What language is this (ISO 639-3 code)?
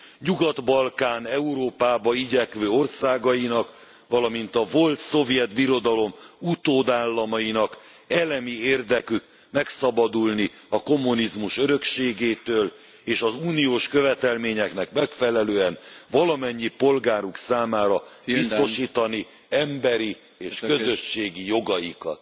hun